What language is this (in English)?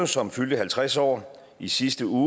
Danish